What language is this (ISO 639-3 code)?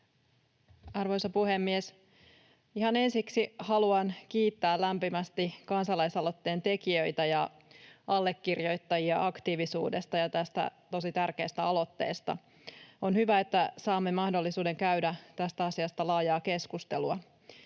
fin